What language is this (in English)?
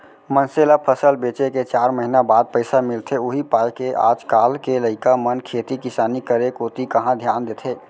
Chhattisgarhi